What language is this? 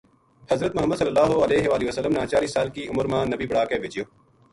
Gujari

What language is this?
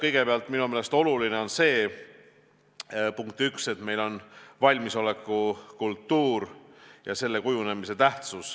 Estonian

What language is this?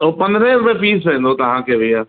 Sindhi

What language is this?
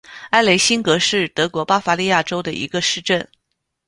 Chinese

